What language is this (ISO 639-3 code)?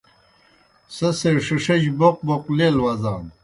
plk